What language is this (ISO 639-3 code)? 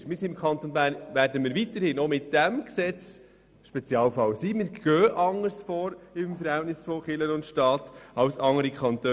gsw